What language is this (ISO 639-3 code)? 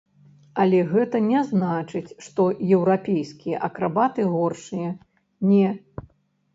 bel